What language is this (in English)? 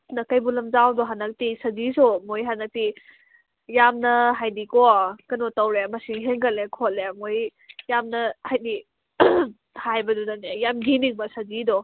Manipuri